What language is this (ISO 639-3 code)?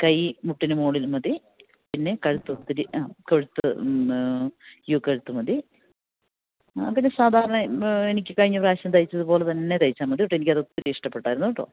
mal